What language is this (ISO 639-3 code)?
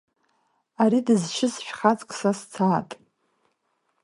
abk